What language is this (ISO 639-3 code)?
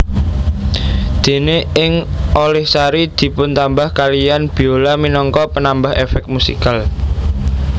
jav